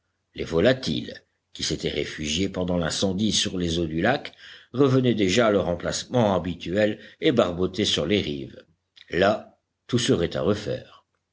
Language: French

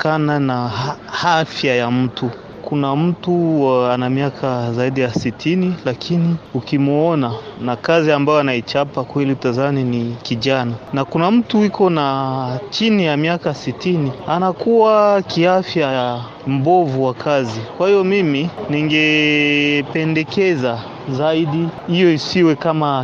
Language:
Swahili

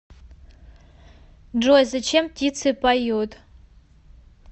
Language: Russian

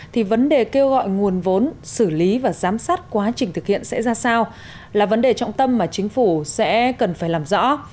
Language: Vietnamese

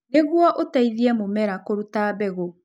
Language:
Kikuyu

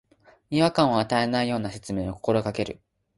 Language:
Japanese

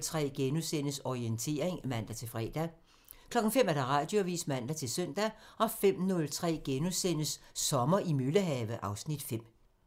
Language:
Danish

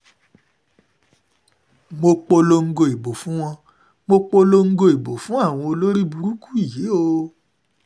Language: Yoruba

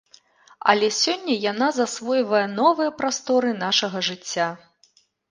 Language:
Belarusian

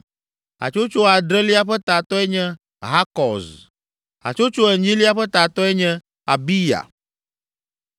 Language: Ewe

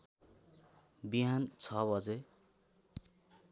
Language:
Nepali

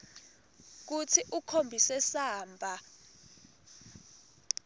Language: Swati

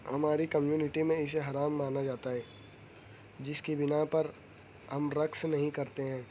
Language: Urdu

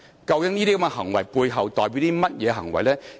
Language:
Cantonese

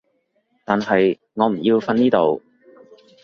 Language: Cantonese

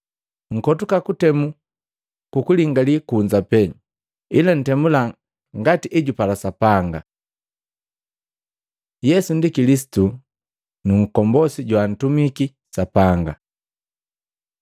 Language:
Matengo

